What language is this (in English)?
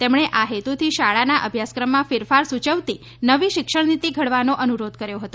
Gujarati